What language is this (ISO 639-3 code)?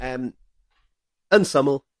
cym